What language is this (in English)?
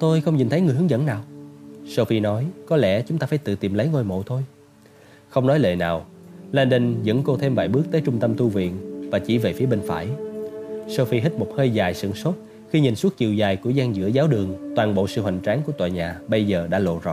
Vietnamese